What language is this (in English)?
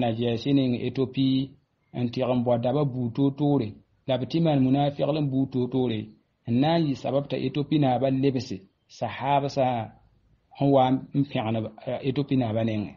Arabic